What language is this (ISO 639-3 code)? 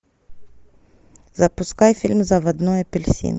rus